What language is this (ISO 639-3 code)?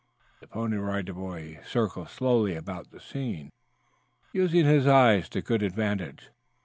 eng